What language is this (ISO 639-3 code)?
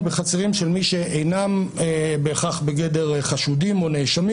heb